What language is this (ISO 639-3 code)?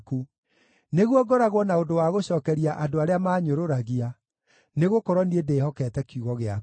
kik